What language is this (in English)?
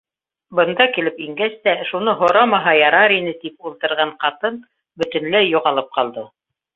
Bashkir